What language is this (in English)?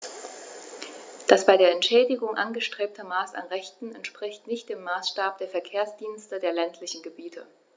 German